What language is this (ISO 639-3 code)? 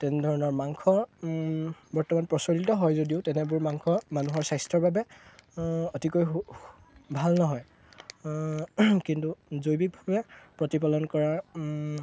asm